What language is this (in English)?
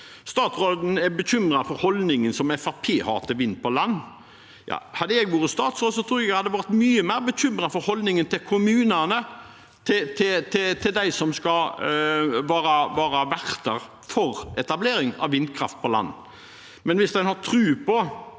Norwegian